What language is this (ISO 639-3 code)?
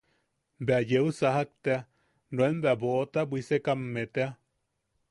yaq